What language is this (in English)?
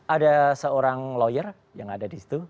Indonesian